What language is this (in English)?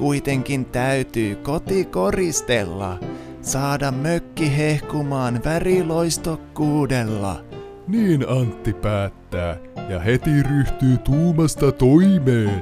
Finnish